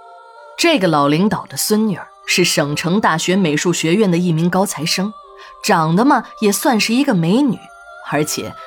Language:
Chinese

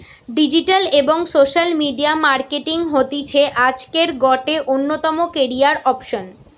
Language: Bangla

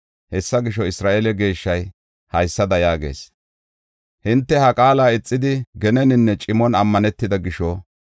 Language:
Gofa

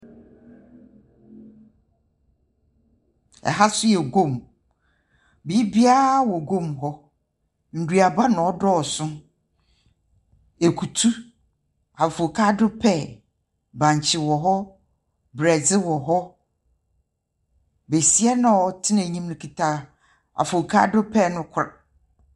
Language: Akan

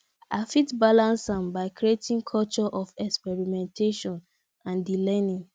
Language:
Nigerian Pidgin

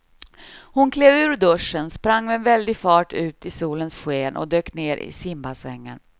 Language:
Swedish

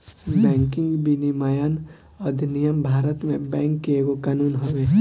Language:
Bhojpuri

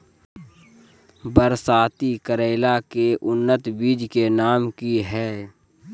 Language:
Magahi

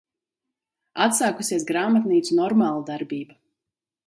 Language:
Latvian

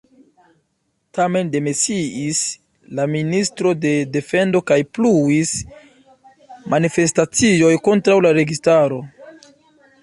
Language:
Esperanto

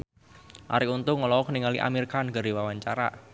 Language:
Sundanese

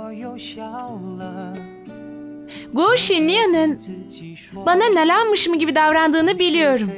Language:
Turkish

